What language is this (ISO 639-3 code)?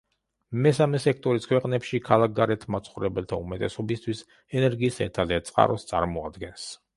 kat